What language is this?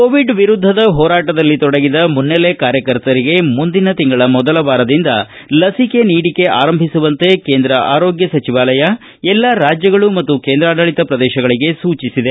Kannada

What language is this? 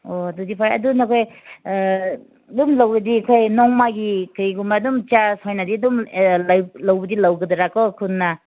Manipuri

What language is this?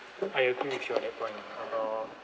English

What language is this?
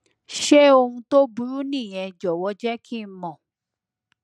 Yoruba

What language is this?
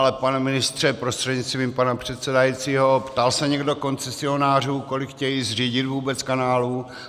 Czech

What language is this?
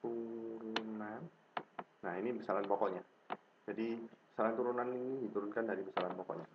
Indonesian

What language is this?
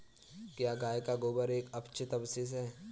Hindi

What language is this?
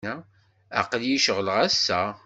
Kabyle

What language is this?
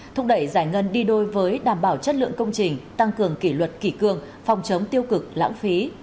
Vietnamese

